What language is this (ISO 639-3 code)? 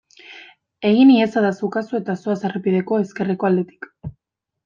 eus